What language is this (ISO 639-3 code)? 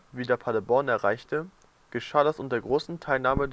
deu